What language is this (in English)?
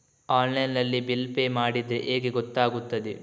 Kannada